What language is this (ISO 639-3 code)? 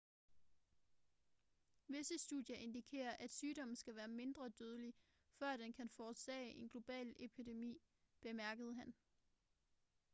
dan